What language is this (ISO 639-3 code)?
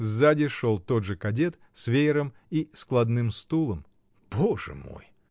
rus